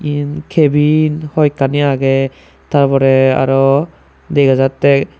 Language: Chakma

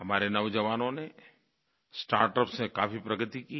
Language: Hindi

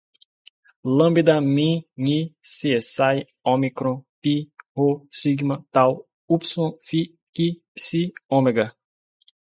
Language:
Portuguese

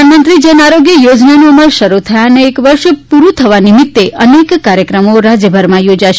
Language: Gujarati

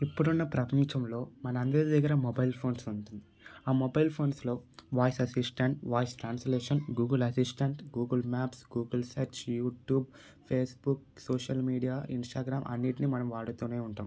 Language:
Telugu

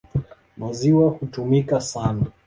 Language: Swahili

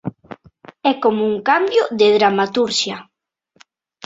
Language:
Galician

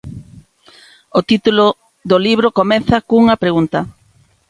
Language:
Galician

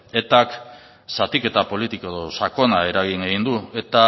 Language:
Basque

